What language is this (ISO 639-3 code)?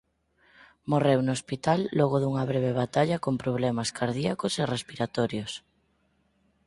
glg